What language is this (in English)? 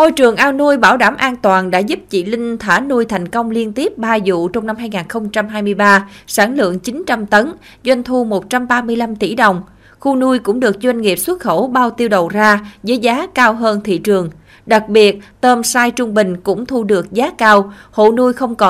Vietnamese